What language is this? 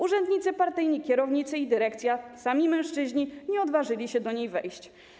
Polish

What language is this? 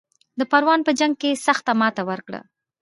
Pashto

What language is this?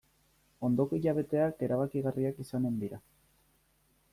Basque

